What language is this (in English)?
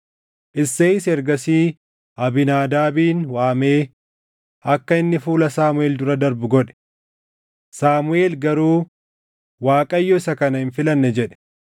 Oromo